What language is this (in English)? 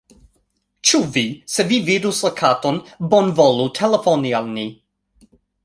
Esperanto